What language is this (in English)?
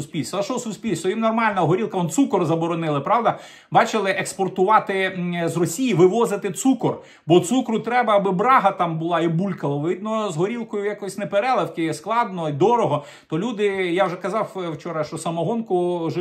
Ukrainian